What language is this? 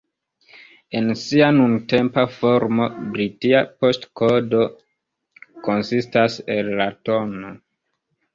Esperanto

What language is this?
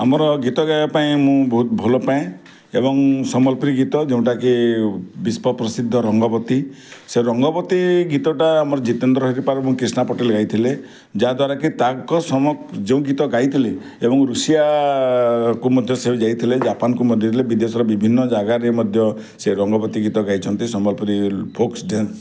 Odia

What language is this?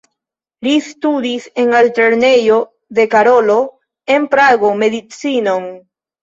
Esperanto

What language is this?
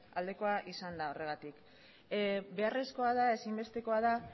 Basque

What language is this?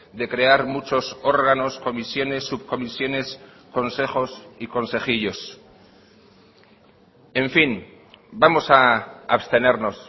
Spanish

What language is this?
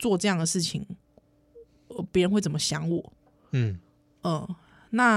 Chinese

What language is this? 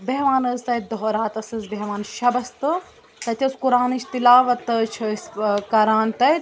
Kashmiri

